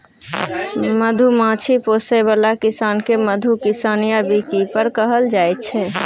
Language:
Maithili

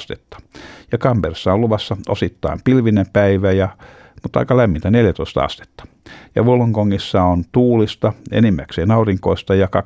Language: Finnish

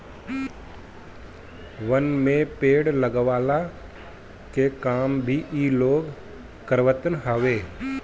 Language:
Bhojpuri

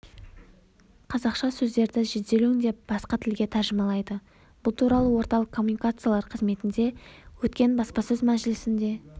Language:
Kazakh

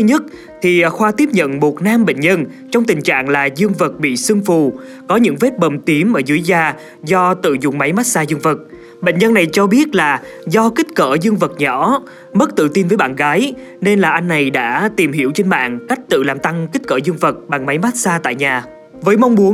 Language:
Vietnamese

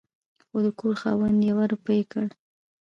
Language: Pashto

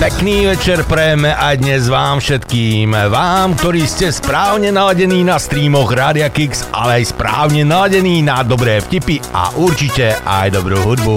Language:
Slovak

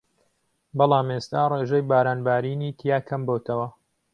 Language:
Central Kurdish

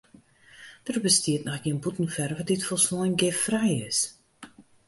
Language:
Western Frisian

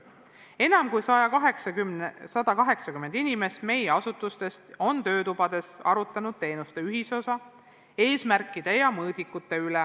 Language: Estonian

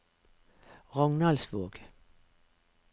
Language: Norwegian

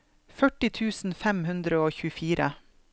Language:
Norwegian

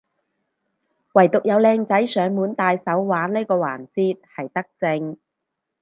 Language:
Cantonese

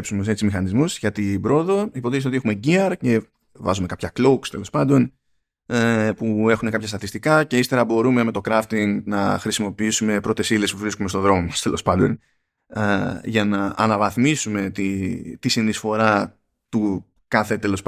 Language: Greek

